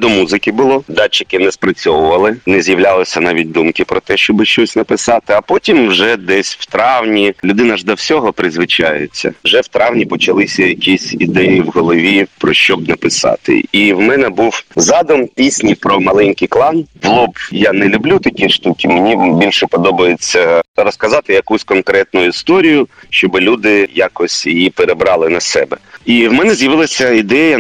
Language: Ukrainian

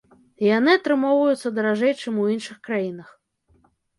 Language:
Belarusian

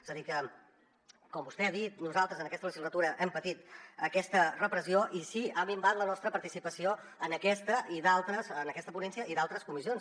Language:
Catalan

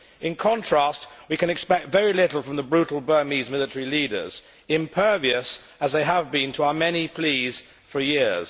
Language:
English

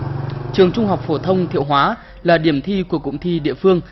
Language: Vietnamese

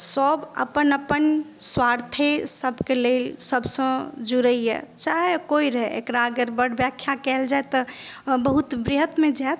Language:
Maithili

